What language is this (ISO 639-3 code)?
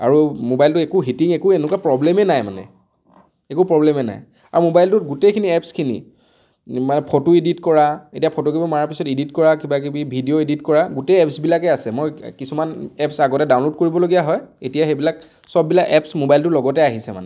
asm